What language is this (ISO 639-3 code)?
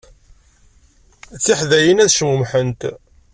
kab